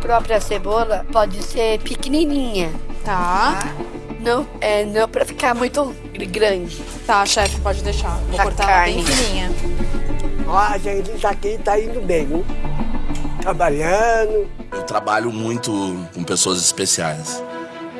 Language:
Portuguese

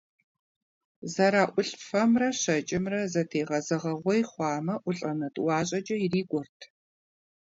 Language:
Kabardian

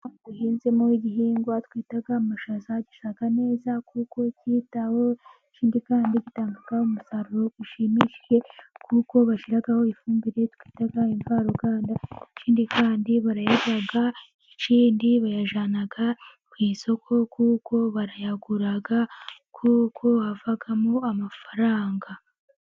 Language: Kinyarwanda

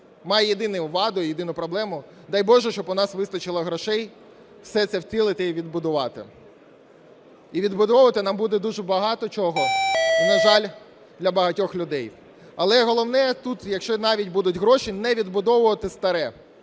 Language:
Ukrainian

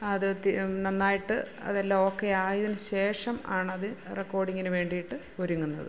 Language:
Malayalam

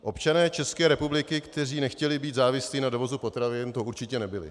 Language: Czech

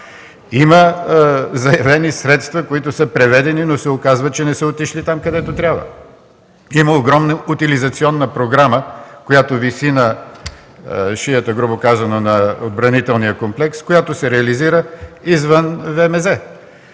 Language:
Bulgarian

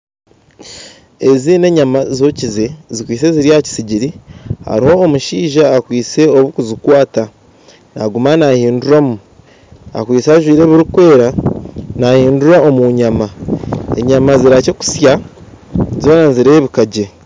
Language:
Nyankole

